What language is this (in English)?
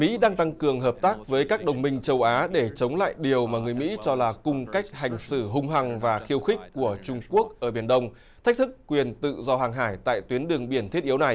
Vietnamese